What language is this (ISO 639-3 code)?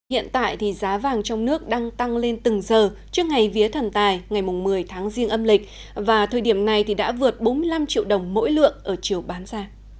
vie